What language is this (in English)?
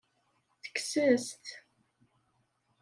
Kabyle